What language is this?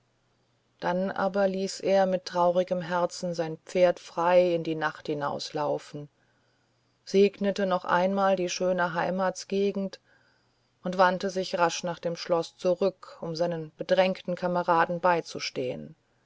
German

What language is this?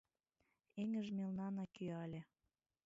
Mari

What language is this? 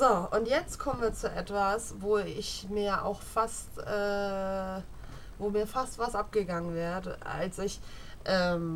German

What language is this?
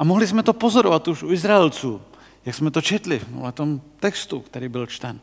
Czech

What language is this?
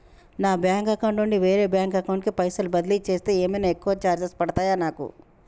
Telugu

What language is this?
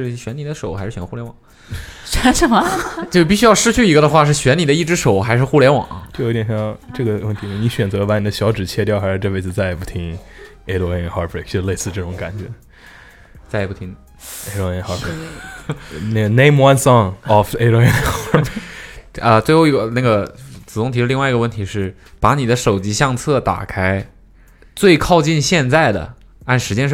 Chinese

